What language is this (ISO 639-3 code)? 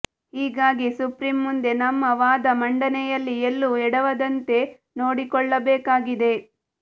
kan